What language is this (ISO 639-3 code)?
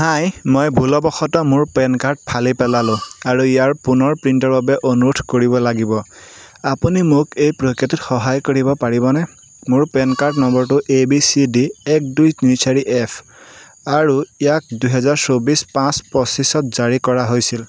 asm